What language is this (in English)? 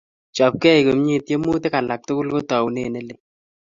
Kalenjin